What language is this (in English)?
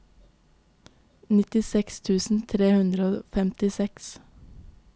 Norwegian